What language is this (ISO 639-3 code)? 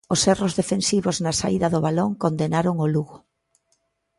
glg